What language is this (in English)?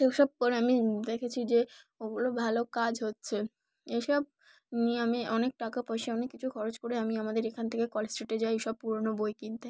Bangla